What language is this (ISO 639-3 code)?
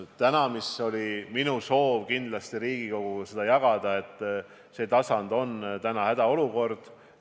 est